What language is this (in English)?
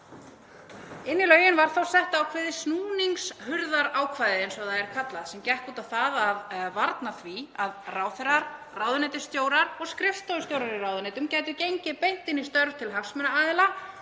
Icelandic